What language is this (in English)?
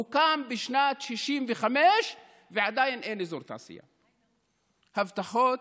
Hebrew